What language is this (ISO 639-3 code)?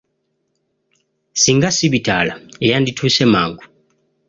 lug